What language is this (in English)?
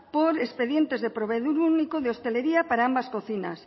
Spanish